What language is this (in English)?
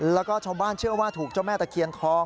Thai